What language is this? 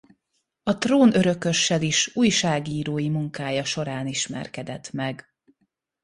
Hungarian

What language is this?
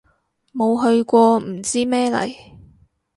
Cantonese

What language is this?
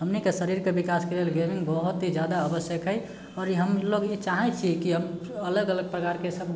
Maithili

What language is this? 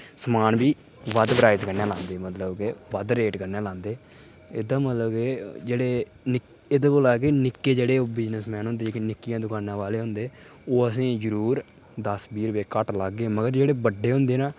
Dogri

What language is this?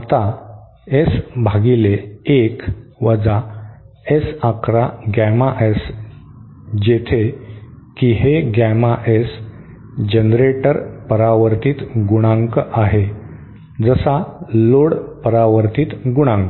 Marathi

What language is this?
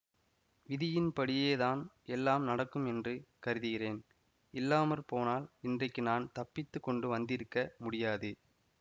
Tamil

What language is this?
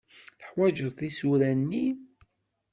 Kabyle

